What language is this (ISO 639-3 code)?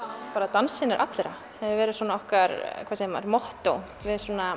isl